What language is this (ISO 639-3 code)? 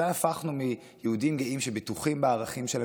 heb